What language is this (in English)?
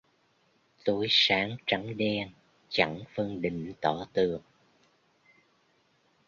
Vietnamese